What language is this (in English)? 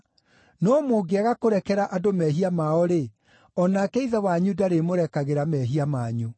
Kikuyu